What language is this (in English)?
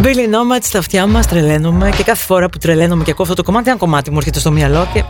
Greek